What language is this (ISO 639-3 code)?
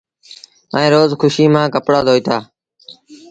sbn